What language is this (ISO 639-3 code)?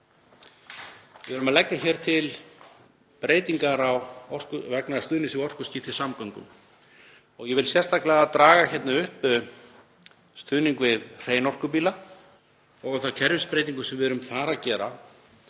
isl